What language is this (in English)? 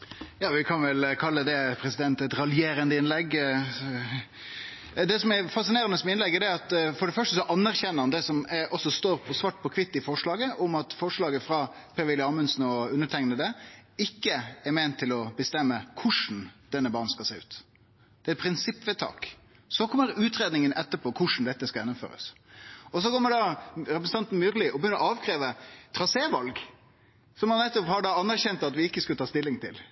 Norwegian Nynorsk